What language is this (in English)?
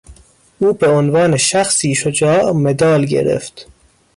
Persian